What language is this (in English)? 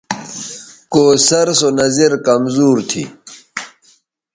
Bateri